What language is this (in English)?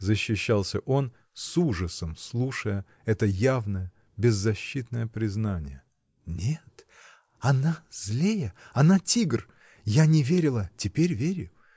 Russian